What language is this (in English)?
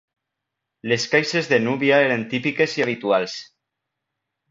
Catalan